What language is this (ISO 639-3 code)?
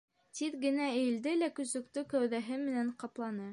bak